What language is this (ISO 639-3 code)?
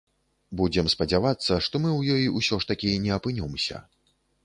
bel